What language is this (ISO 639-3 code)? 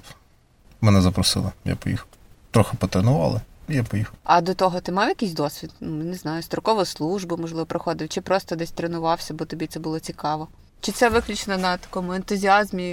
ukr